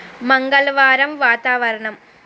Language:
Telugu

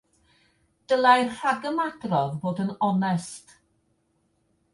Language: Welsh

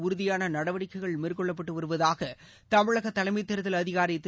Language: Tamil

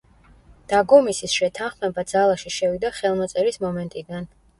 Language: Georgian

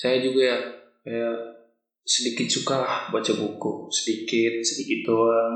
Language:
Indonesian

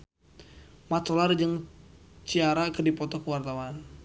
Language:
Sundanese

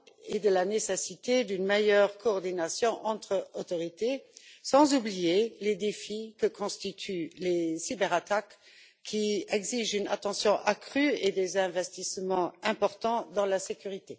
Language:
French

